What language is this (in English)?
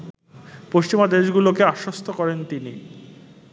Bangla